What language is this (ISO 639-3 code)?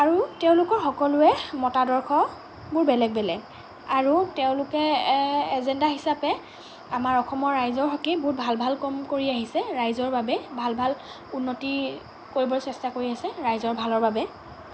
asm